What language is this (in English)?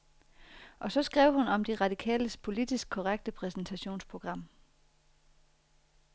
Danish